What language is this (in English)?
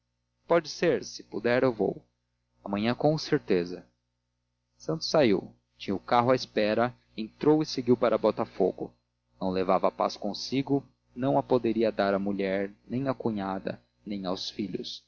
Portuguese